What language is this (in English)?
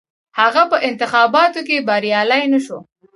Pashto